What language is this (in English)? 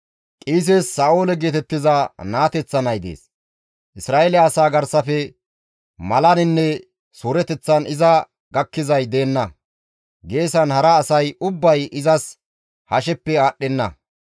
Gamo